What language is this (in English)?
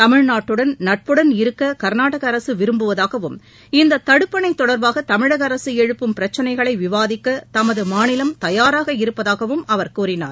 Tamil